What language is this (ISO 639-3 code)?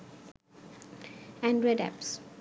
ben